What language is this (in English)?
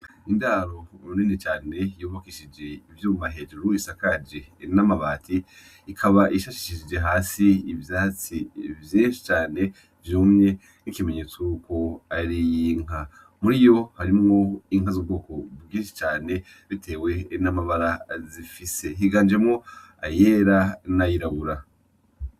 Rundi